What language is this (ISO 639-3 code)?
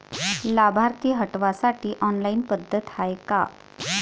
mar